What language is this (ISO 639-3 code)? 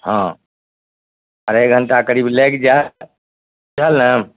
mai